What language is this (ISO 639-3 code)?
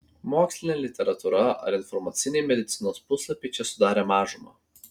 lit